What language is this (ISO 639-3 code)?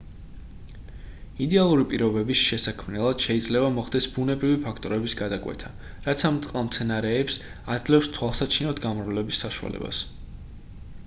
kat